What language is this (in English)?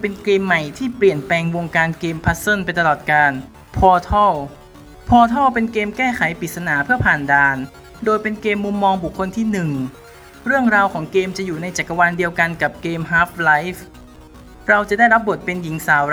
Thai